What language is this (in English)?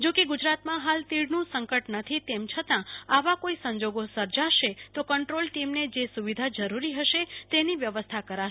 Gujarati